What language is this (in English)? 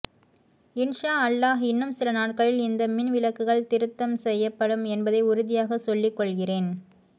Tamil